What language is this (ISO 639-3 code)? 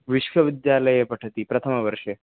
san